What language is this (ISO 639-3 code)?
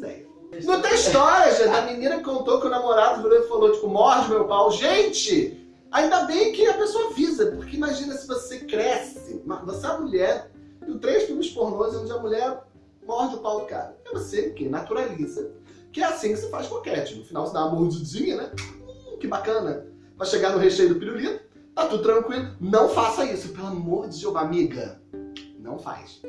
por